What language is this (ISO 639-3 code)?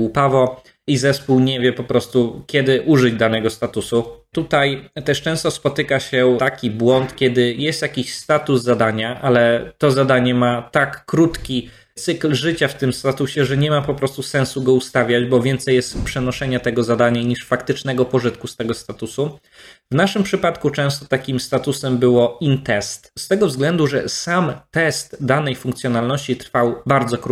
pol